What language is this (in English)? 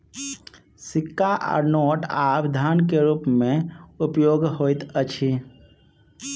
Maithili